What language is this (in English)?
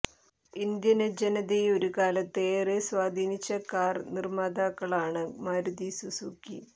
Malayalam